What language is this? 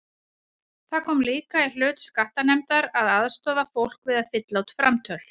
Icelandic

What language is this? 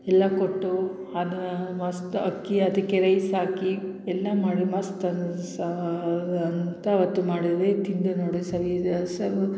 Kannada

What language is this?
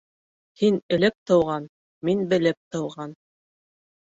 Bashkir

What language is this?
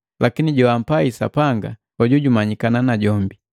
Matengo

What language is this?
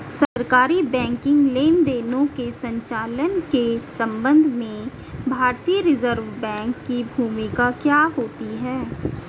Hindi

